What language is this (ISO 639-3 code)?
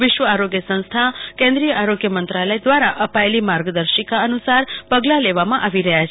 guj